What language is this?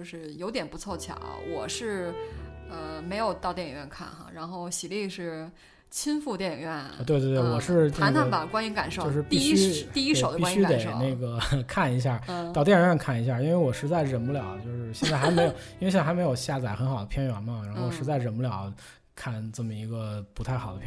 Chinese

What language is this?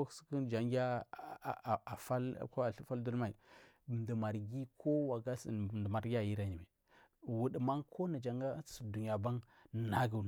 Marghi South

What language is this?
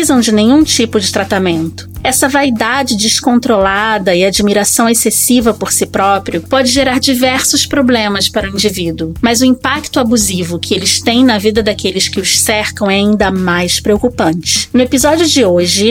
Portuguese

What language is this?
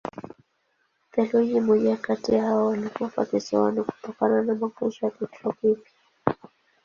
Swahili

